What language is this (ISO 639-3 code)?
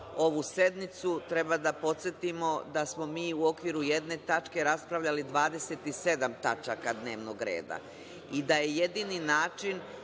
srp